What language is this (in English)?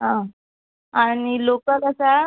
Konkani